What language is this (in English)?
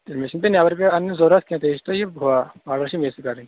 Kashmiri